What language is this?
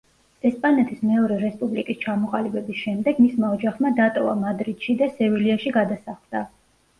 Georgian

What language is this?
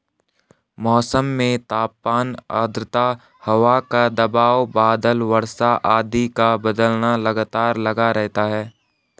Hindi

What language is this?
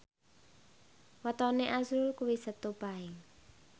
Javanese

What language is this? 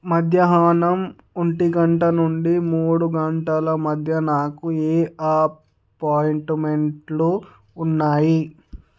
Telugu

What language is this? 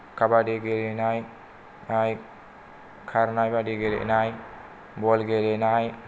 Bodo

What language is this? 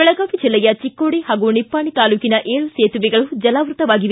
Kannada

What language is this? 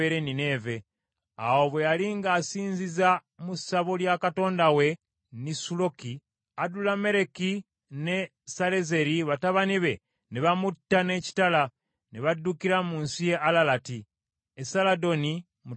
Ganda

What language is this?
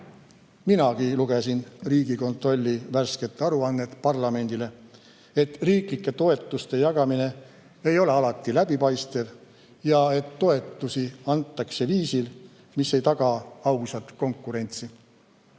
Estonian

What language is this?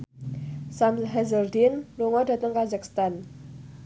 Javanese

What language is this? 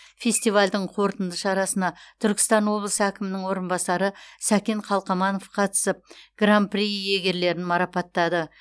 Kazakh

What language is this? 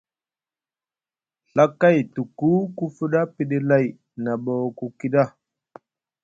Musgu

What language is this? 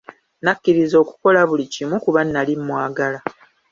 Ganda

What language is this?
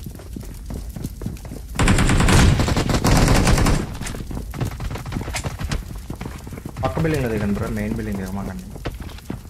English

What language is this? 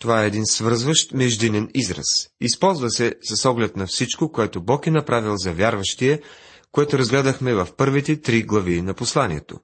Bulgarian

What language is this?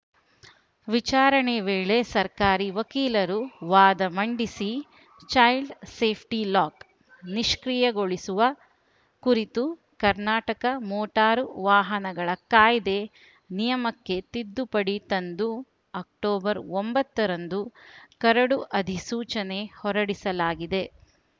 Kannada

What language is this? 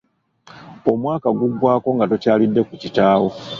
Ganda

